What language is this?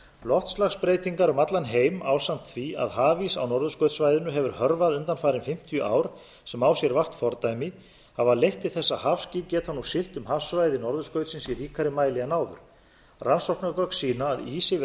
Icelandic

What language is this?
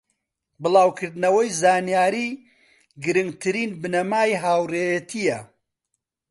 Central Kurdish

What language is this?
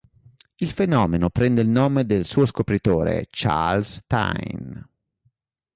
Italian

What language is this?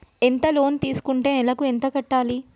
Telugu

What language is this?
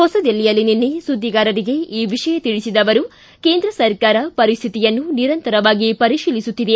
Kannada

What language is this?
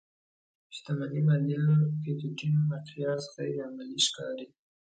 Pashto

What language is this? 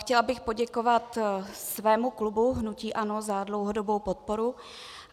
Czech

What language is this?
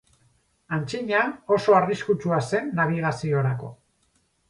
Basque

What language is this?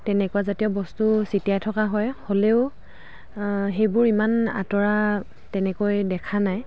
Assamese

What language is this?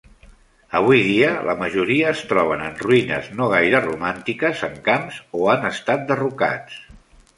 Catalan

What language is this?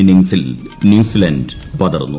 Malayalam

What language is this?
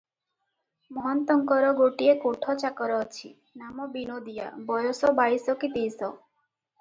Odia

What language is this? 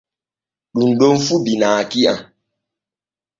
Borgu Fulfulde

